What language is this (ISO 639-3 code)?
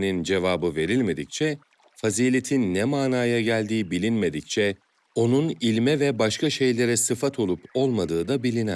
tur